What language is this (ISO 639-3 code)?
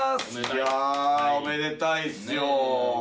jpn